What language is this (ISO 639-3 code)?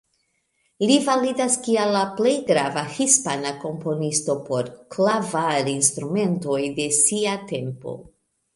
epo